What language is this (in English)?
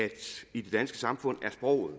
Danish